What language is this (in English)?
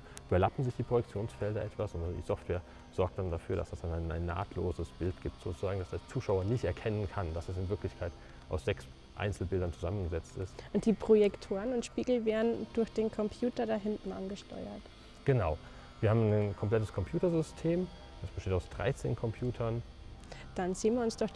German